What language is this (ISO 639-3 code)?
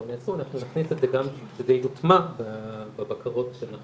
heb